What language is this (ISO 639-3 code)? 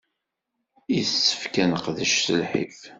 kab